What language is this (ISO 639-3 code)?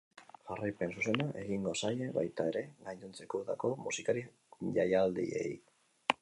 eus